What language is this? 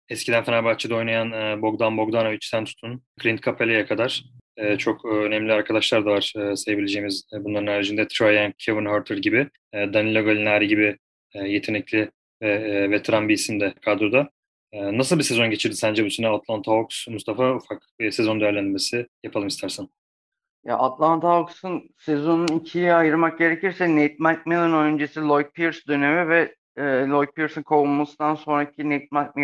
Turkish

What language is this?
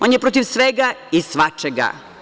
Serbian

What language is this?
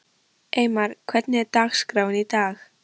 Icelandic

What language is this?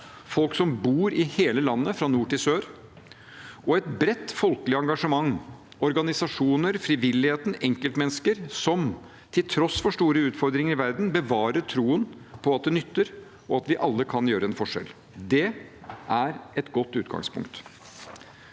Norwegian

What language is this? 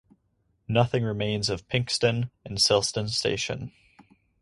English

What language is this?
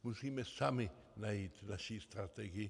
Czech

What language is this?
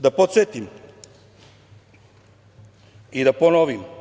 Serbian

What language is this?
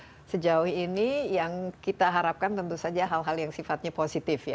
Indonesian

